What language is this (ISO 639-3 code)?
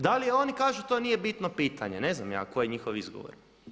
hrv